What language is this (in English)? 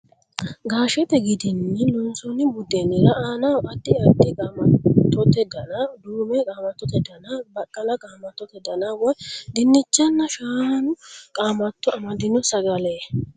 Sidamo